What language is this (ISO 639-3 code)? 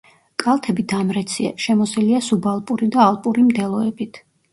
kat